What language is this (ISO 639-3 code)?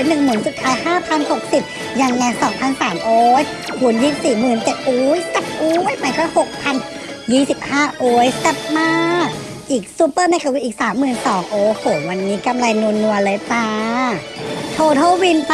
tha